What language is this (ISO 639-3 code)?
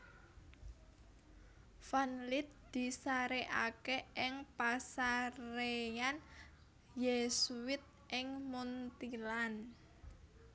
jav